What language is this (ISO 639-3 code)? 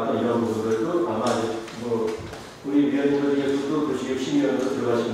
kor